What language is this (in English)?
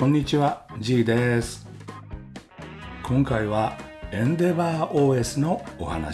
Japanese